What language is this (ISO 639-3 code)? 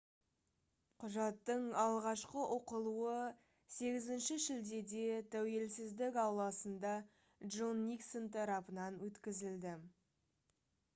kaz